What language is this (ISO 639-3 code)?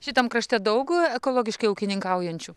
lit